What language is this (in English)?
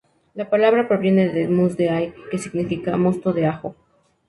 Spanish